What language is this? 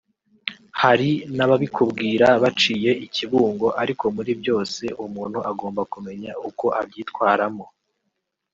Kinyarwanda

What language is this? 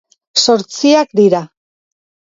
Basque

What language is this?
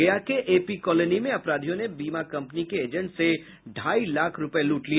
Hindi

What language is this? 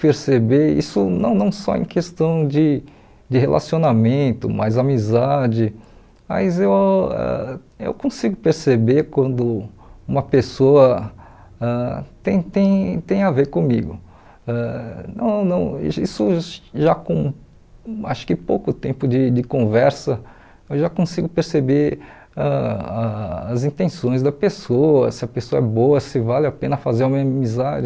Portuguese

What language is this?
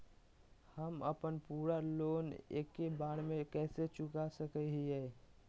Magahi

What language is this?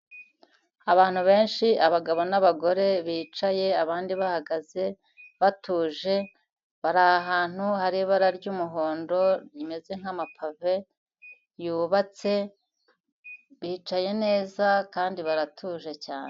Kinyarwanda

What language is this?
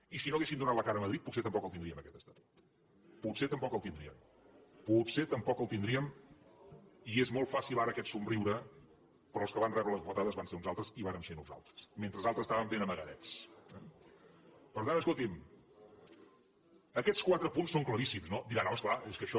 Catalan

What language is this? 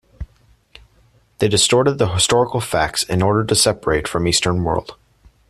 English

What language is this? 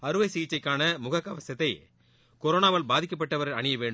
Tamil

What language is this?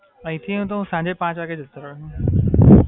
Gujarati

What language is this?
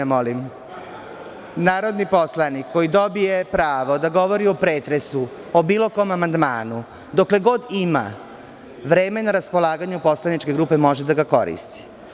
Serbian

